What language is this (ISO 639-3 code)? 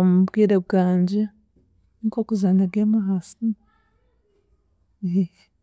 cgg